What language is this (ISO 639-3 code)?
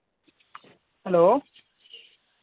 doi